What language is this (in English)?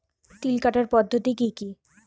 Bangla